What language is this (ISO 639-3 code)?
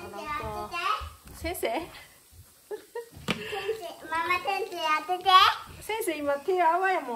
jpn